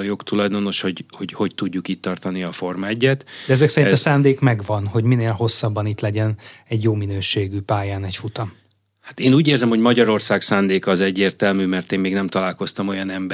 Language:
Hungarian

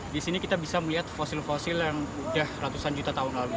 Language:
Indonesian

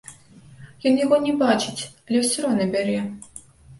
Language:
Belarusian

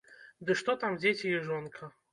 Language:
Belarusian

